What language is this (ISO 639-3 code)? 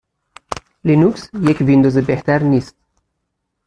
fas